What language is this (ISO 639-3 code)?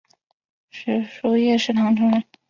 zho